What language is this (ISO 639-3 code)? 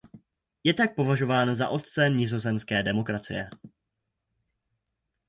ces